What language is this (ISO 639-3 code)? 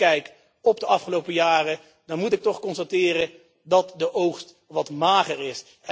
nld